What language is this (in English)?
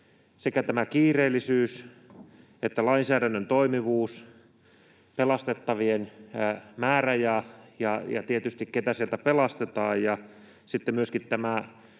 Finnish